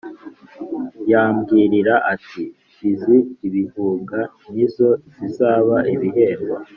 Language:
Kinyarwanda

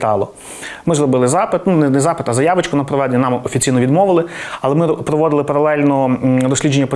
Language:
Ukrainian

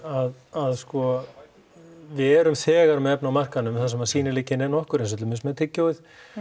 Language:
Icelandic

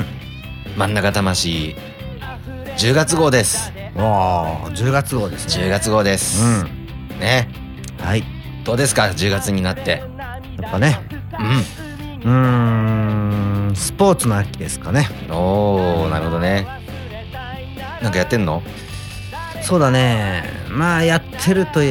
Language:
Japanese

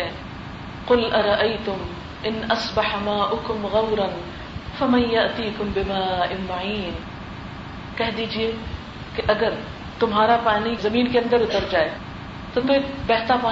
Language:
Urdu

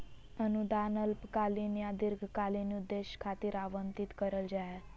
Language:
Magahi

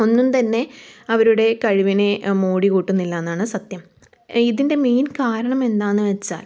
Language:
Malayalam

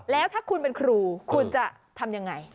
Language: Thai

